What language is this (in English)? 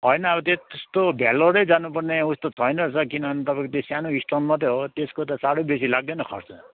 Nepali